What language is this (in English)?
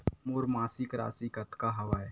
Chhattisgarhi